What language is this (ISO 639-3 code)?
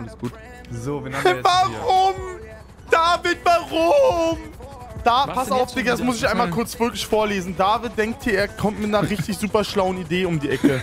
deu